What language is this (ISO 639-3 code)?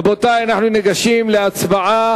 heb